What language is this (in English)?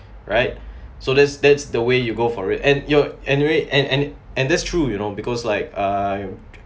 English